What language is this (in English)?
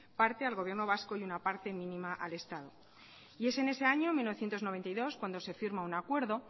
Spanish